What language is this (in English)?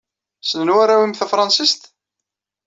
Kabyle